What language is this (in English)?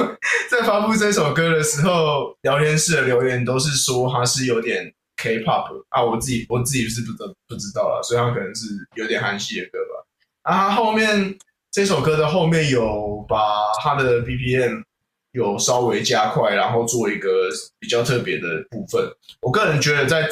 Chinese